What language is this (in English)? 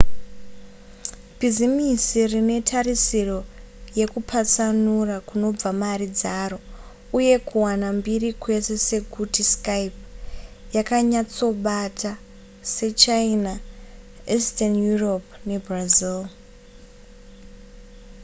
Shona